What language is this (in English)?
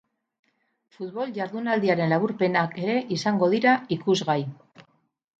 Basque